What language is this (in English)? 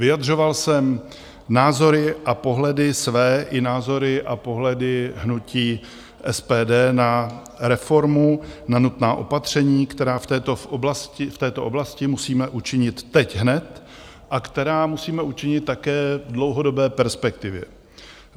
Czech